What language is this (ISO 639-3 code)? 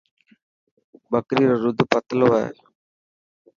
mki